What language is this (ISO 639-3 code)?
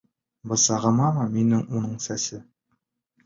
bak